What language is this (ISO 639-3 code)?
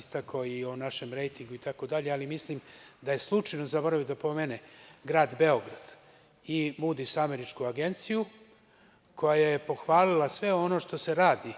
srp